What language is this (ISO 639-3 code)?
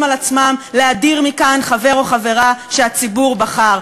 heb